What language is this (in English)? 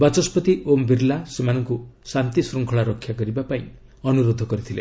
Odia